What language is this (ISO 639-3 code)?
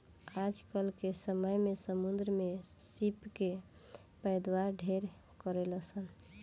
bho